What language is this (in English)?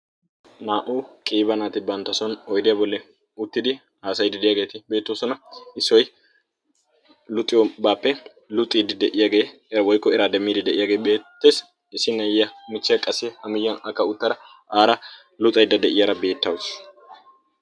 Wolaytta